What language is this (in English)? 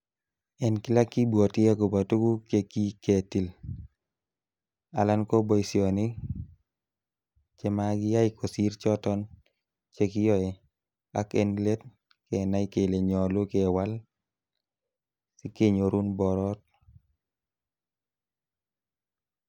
Kalenjin